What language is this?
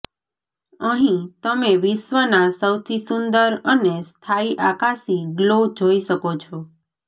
Gujarati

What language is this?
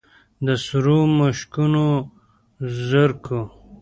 Pashto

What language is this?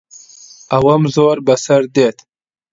Central Kurdish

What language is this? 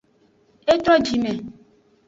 Aja (Benin)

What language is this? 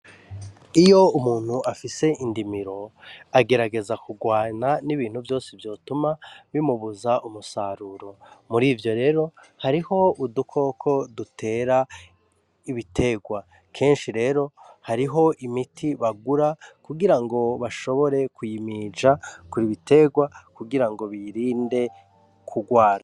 Rundi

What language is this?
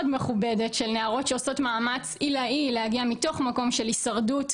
Hebrew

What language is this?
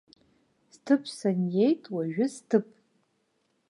Abkhazian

